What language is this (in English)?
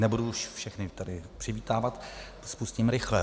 Czech